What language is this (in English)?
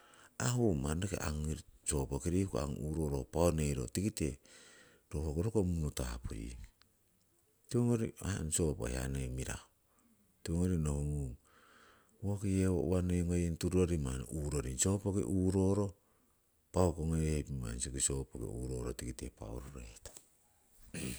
Siwai